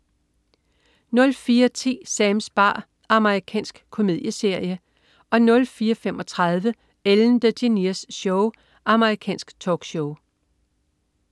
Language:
Danish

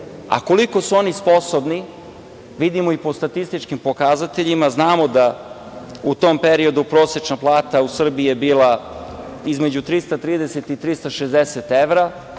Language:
Serbian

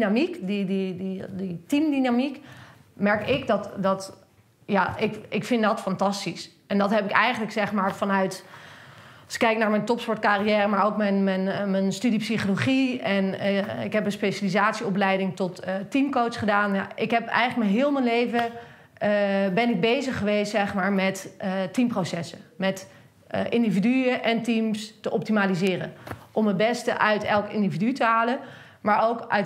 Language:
Dutch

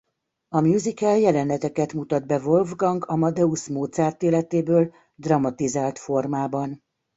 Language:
Hungarian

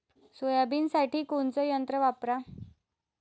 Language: Marathi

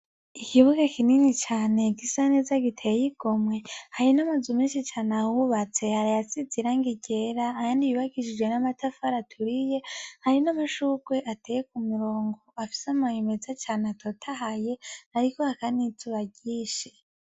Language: Rundi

